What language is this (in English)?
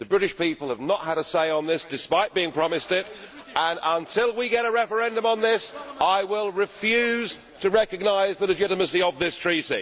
English